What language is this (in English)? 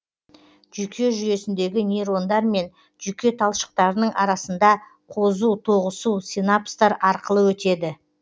Kazakh